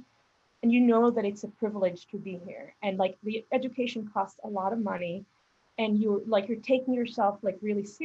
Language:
English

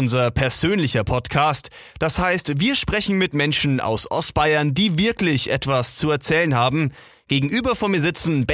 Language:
German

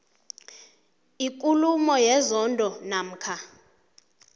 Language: South Ndebele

